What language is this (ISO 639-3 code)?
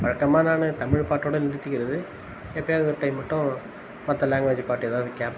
tam